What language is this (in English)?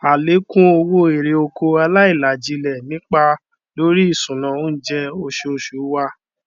Yoruba